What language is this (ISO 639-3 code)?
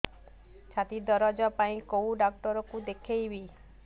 ori